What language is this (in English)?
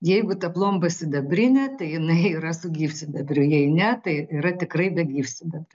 Lithuanian